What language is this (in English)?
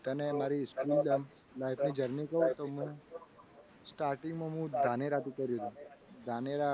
Gujarati